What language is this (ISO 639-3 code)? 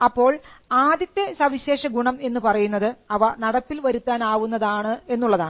mal